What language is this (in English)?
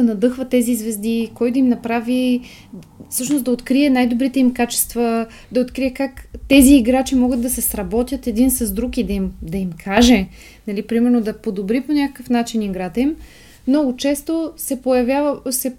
Bulgarian